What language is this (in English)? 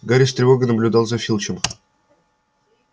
Russian